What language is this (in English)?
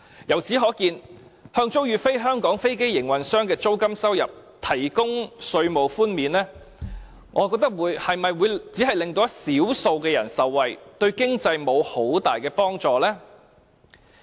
Cantonese